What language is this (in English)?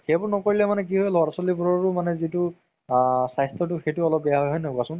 Assamese